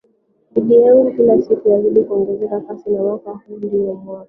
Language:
Swahili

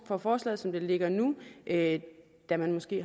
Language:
Danish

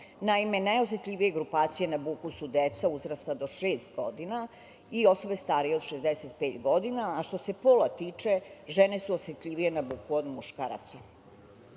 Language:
Serbian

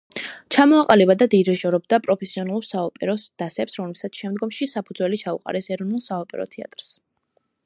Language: Georgian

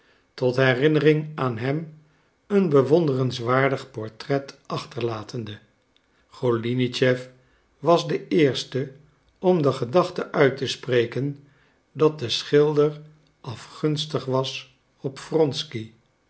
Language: Dutch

